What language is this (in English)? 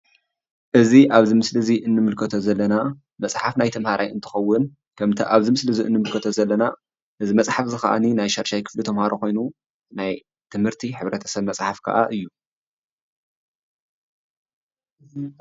Tigrinya